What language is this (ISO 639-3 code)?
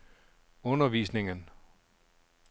dan